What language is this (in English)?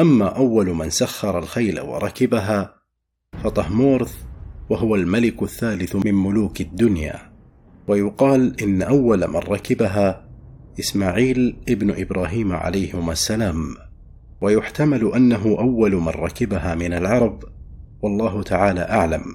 Arabic